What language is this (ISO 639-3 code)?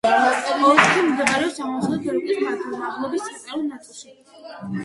kat